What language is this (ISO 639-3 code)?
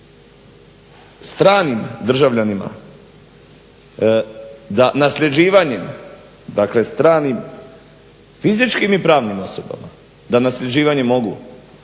hrv